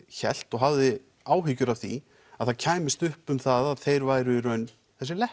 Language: Icelandic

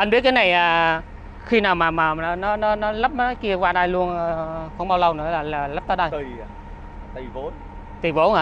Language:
Vietnamese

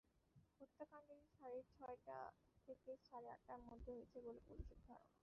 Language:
Bangla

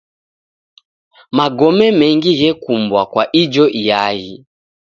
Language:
Taita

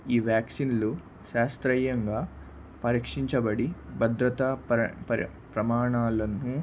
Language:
Telugu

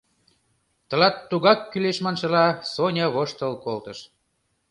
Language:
Mari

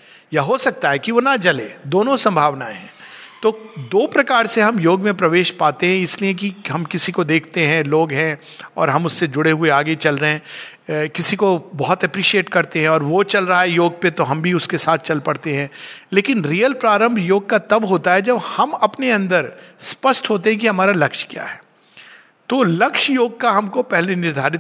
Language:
Hindi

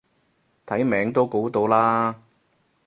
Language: Cantonese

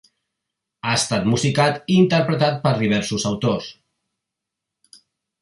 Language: Catalan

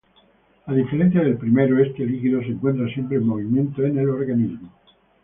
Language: Spanish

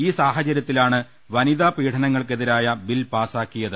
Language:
Malayalam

